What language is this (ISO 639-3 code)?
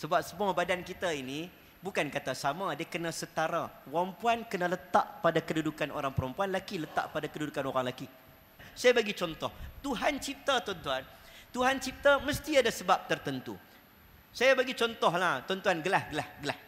msa